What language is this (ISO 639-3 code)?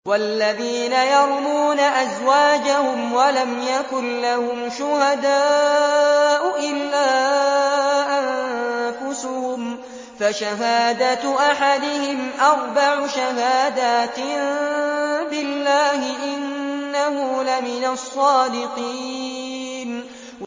ara